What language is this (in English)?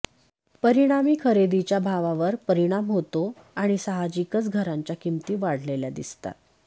Marathi